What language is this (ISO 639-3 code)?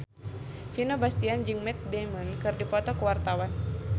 sun